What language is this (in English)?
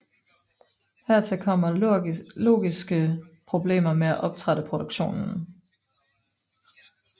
Danish